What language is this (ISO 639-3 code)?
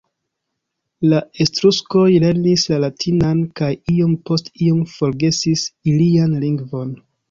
epo